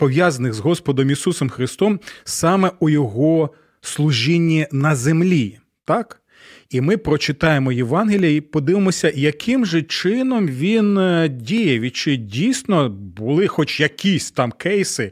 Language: Ukrainian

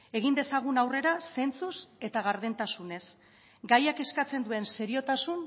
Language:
Basque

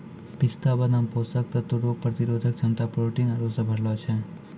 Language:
Maithili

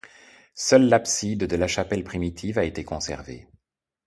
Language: French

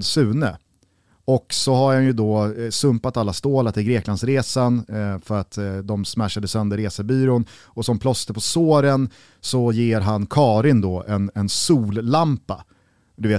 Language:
Swedish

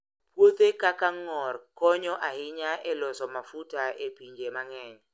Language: Luo (Kenya and Tanzania)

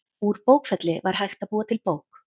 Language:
Icelandic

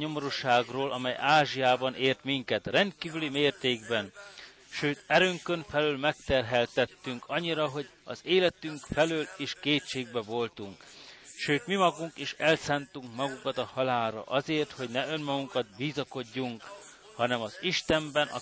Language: Hungarian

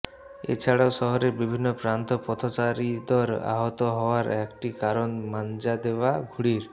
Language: Bangla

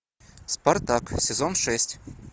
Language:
Russian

